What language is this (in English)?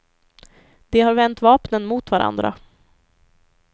Swedish